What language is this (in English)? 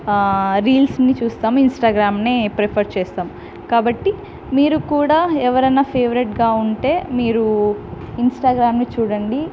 Telugu